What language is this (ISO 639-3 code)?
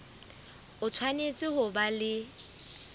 sot